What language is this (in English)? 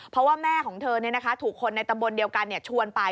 Thai